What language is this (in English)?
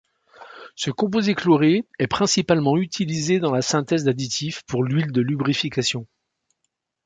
French